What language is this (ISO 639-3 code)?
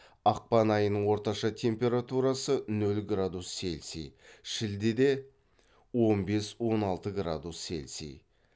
kaz